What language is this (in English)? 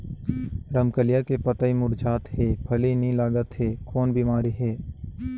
Chhattisgarhi